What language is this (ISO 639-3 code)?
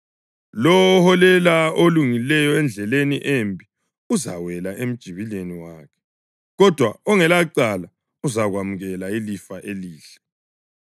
nde